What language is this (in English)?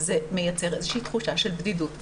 Hebrew